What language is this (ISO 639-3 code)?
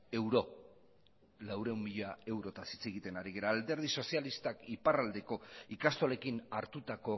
eus